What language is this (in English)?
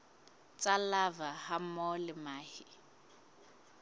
Southern Sotho